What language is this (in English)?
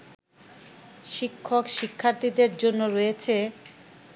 Bangla